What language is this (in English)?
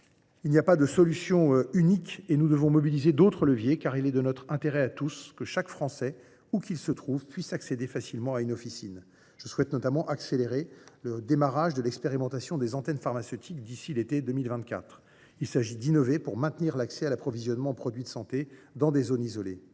French